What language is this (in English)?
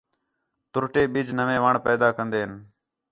Khetrani